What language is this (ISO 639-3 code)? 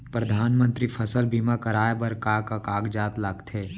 hne